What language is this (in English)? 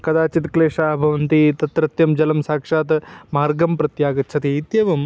Sanskrit